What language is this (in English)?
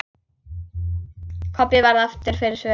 Icelandic